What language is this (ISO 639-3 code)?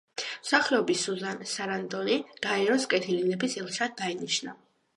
kat